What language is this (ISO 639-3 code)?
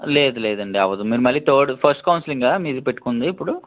tel